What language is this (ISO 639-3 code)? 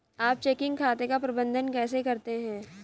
hin